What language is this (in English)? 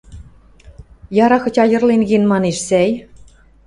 Western Mari